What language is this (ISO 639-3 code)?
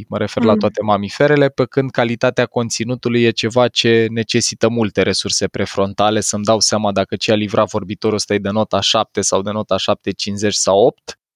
ron